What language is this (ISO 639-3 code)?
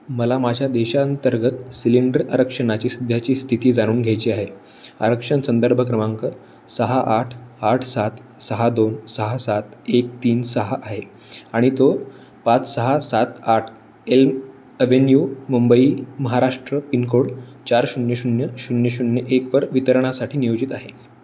mar